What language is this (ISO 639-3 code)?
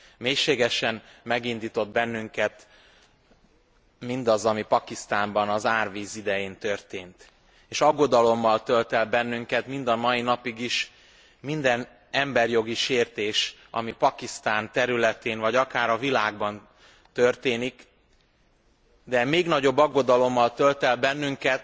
hun